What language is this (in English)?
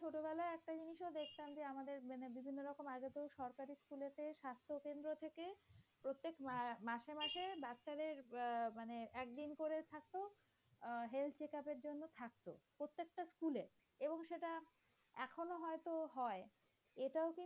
Bangla